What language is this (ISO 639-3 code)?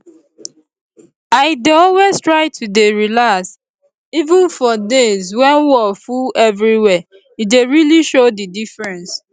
pcm